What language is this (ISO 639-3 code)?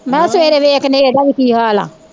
pan